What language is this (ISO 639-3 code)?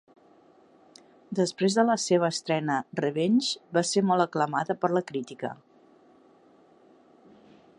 cat